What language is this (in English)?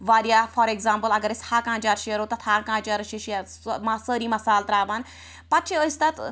Kashmiri